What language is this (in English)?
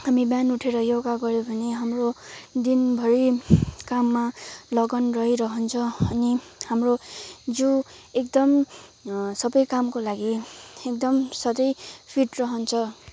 Nepali